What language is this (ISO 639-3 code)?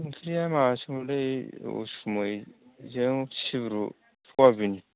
brx